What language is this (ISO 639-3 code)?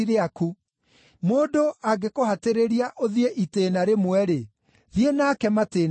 kik